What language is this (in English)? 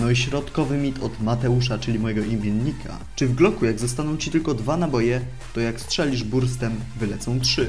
Polish